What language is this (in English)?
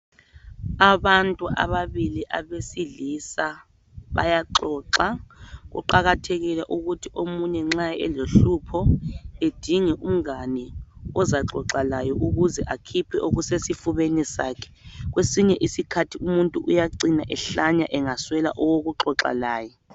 North Ndebele